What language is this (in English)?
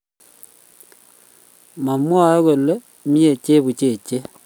Kalenjin